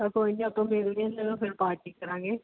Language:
Punjabi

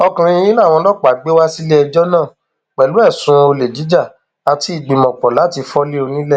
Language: Yoruba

